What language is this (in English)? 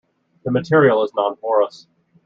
English